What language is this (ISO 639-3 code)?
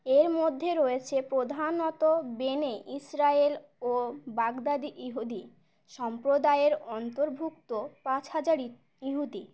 ben